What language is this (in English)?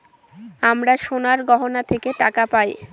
Bangla